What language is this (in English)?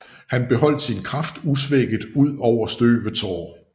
Danish